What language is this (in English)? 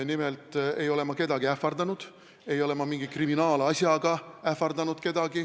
Estonian